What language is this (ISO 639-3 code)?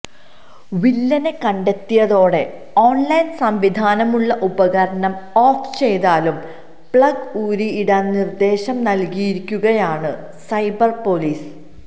mal